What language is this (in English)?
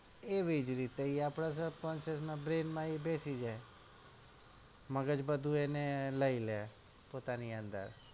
Gujarati